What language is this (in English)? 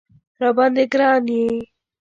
Pashto